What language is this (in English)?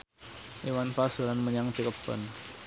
Javanese